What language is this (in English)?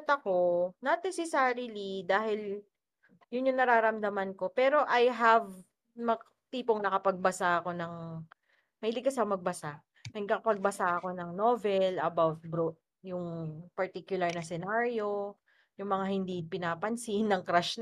Filipino